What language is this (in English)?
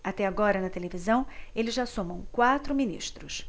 Portuguese